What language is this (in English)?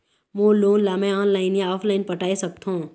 Chhattisgarhi